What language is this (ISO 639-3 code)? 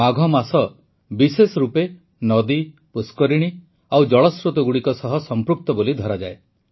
ori